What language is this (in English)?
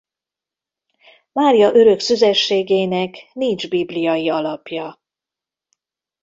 Hungarian